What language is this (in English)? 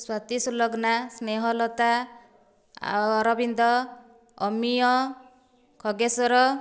Odia